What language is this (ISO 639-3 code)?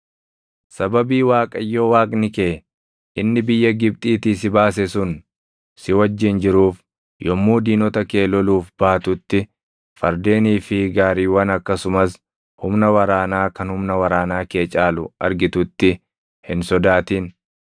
orm